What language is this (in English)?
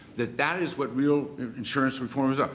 English